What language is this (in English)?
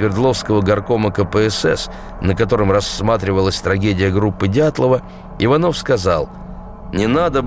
Russian